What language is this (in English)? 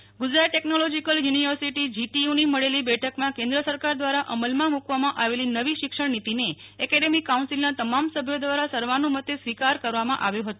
Gujarati